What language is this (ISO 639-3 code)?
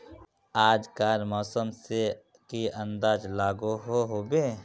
mag